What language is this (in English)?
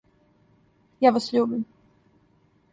Serbian